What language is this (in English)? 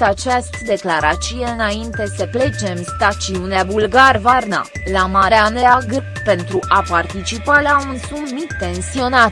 Romanian